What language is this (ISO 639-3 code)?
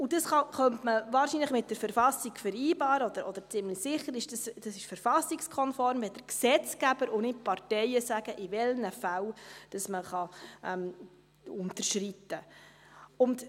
gsw